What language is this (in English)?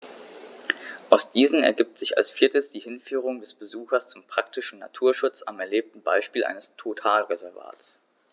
German